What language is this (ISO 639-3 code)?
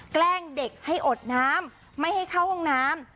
tha